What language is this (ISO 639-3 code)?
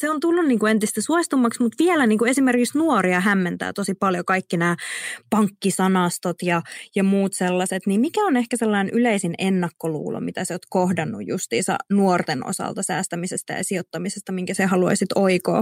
fin